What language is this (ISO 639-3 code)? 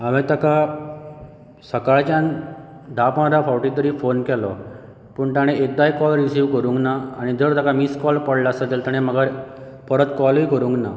kok